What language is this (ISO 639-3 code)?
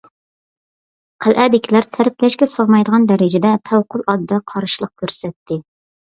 uig